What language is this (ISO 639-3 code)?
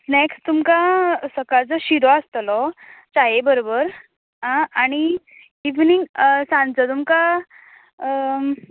kok